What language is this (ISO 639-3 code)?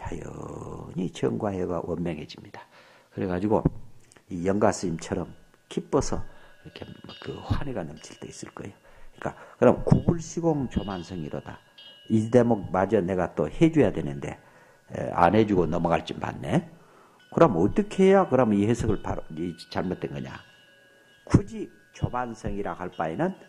kor